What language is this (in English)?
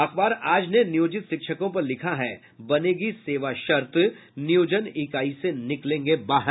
Hindi